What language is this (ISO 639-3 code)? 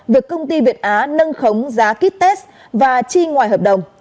vie